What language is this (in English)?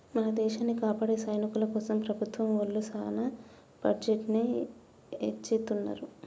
Telugu